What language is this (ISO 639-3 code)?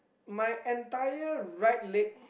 eng